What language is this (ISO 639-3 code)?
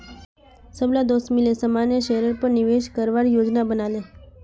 mag